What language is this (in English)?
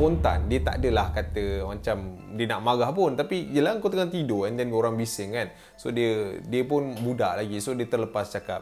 Malay